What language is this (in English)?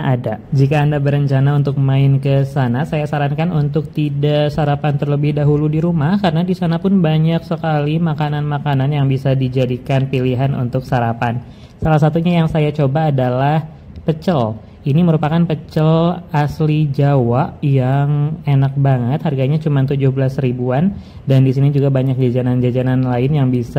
Indonesian